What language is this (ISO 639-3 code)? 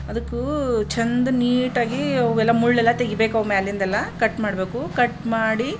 kan